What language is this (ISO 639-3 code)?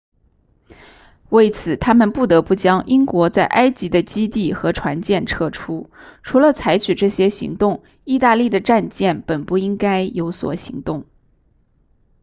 zho